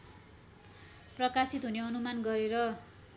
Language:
Nepali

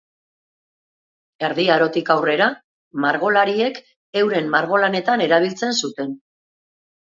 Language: Basque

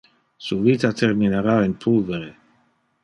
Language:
Interlingua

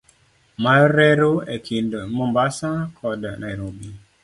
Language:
Luo (Kenya and Tanzania)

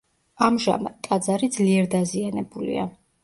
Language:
Georgian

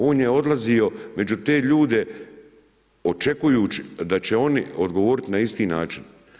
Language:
Croatian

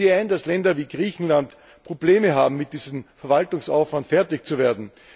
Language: German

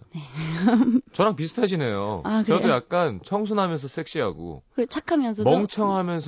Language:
Korean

